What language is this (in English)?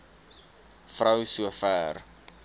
Afrikaans